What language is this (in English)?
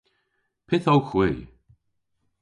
Cornish